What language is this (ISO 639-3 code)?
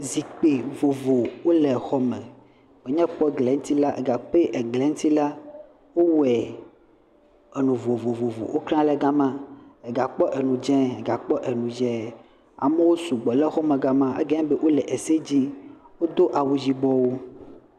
ewe